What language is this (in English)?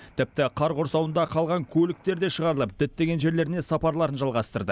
Kazakh